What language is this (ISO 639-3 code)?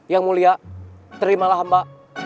ind